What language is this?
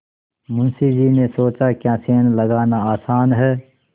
Hindi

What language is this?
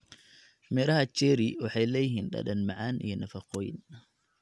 Somali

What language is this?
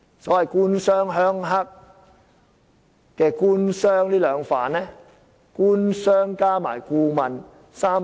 Cantonese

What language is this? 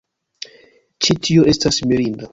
Esperanto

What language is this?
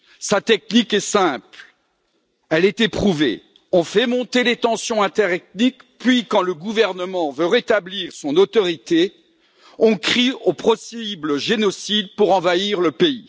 French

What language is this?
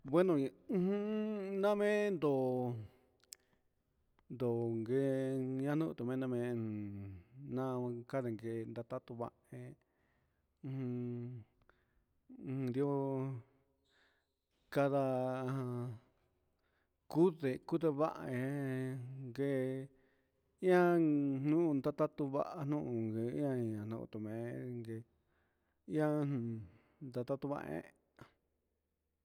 Huitepec Mixtec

